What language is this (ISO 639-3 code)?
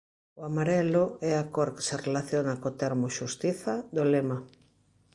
glg